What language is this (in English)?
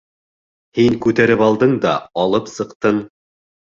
Bashkir